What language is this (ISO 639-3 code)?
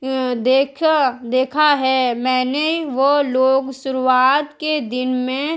urd